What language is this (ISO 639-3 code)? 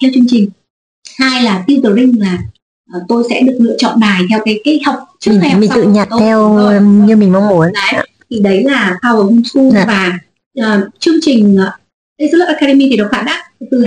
vie